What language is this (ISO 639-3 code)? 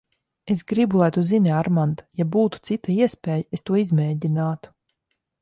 lav